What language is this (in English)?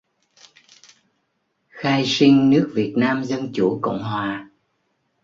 Vietnamese